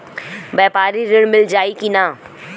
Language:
Bhojpuri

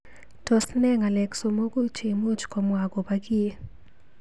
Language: Kalenjin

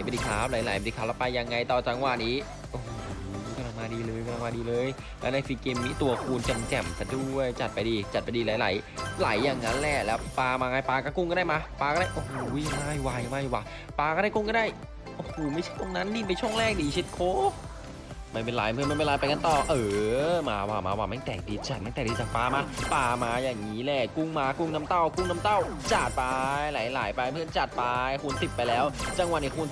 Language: Thai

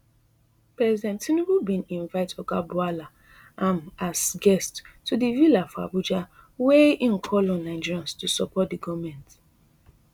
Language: Nigerian Pidgin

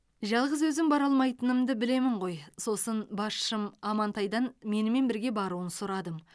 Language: Kazakh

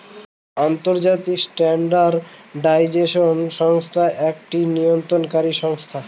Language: Bangla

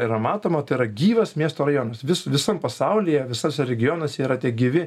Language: Lithuanian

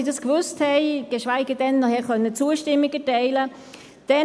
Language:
Swiss German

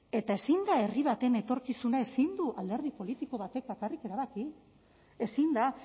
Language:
Basque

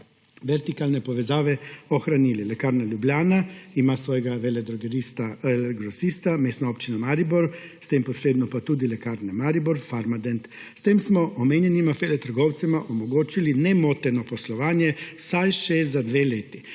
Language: Slovenian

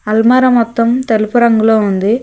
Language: Telugu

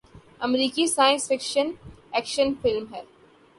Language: Urdu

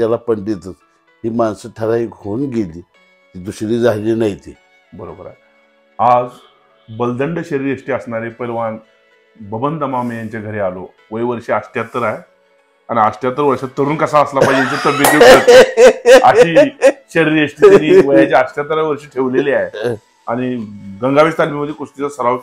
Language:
Marathi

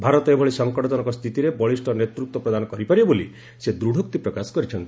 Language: Odia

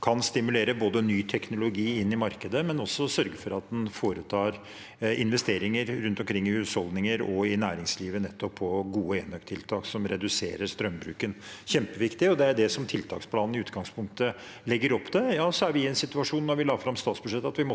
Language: Norwegian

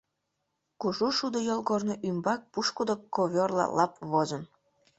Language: Mari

